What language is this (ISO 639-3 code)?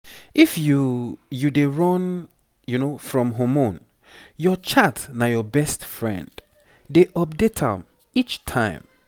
pcm